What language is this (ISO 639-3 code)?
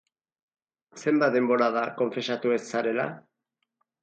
eus